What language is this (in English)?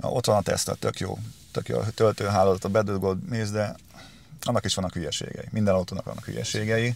Hungarian